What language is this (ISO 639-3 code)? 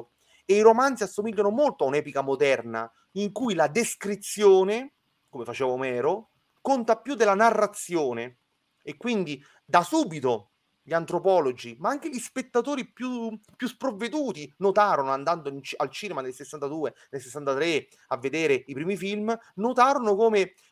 ita